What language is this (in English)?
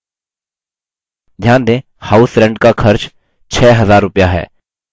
Hindi